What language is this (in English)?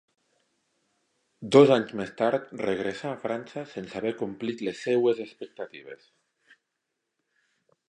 Catalan